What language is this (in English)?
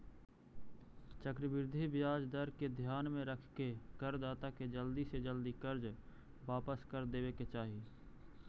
Magahi